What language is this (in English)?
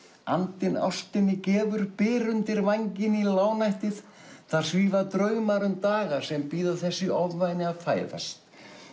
Icelandic